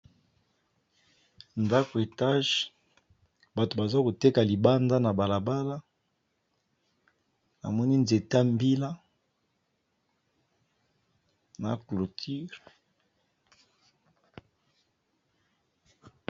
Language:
Lingala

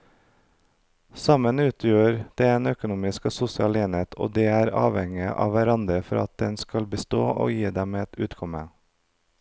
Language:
Norwegian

